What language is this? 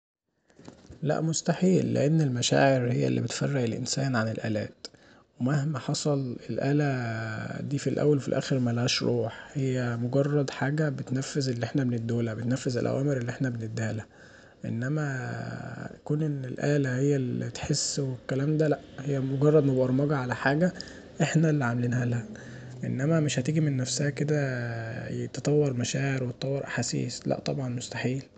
Egyptian Arabic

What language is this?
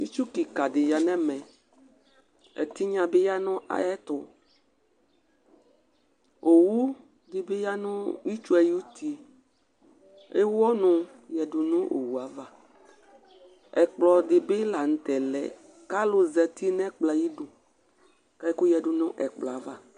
Ikposo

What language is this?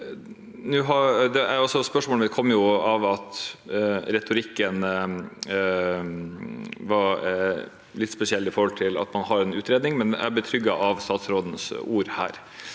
Norwegian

